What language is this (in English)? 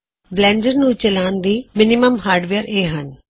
Punjabi